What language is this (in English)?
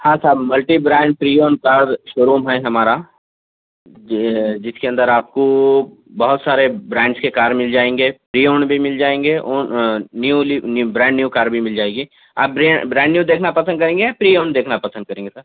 Urdu